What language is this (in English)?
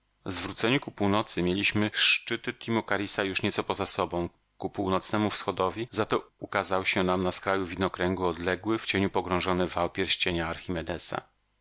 Polish